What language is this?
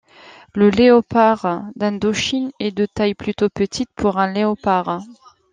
French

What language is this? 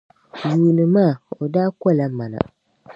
Dagbani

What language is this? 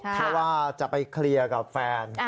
Thai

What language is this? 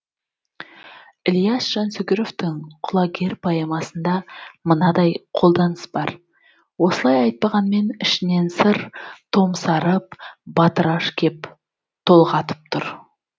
Kazakh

